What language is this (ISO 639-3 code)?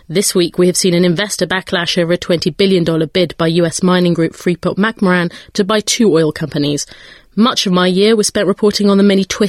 eng